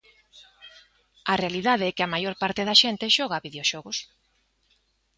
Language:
Galician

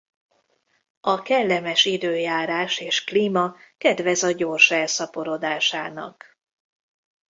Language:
Hungarian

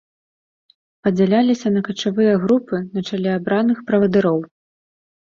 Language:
Belarusian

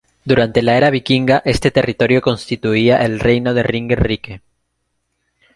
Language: Spanish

